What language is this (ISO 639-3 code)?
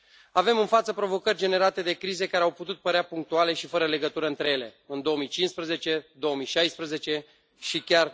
ron